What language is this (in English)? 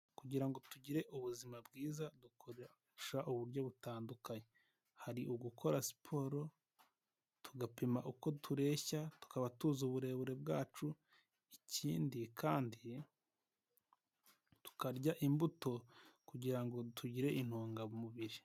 Kinyarwanda